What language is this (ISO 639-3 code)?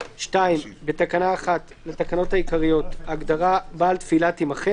heb